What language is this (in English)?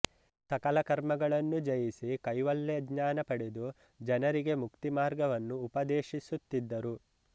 Kannada